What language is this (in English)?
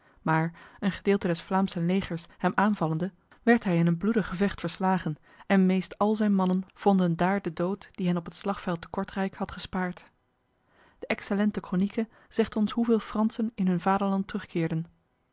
Dutch